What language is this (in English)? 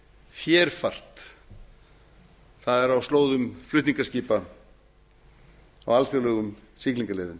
Icelandic